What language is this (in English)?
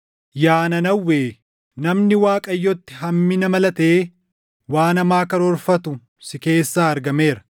Oromo